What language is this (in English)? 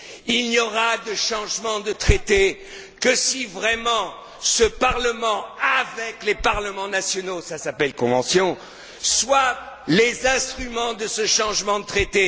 French